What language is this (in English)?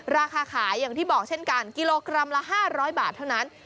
Thai